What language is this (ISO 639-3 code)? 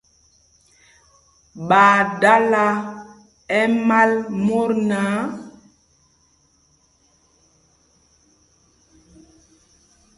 mgg